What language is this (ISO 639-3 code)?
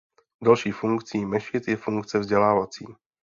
ces